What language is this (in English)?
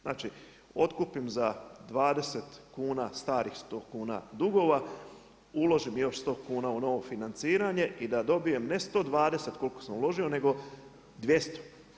Croatian